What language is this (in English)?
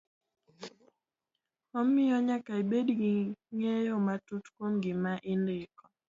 Luo (Kenya and Tanzania)